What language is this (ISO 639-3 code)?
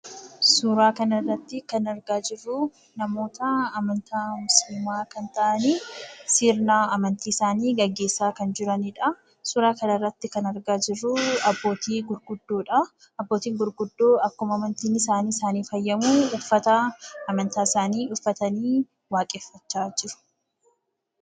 orm